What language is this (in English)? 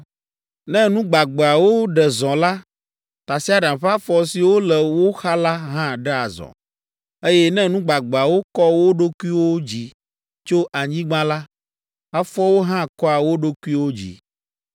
Ewe